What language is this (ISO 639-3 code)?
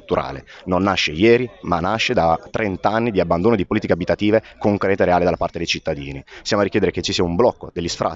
ita